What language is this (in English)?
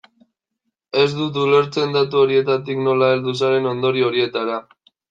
Basque